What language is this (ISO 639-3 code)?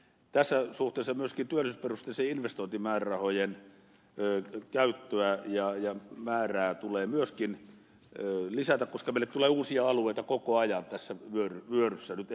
fin